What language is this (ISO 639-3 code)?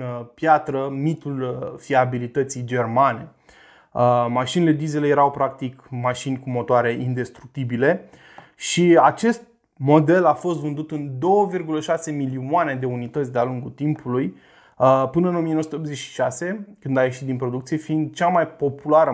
ron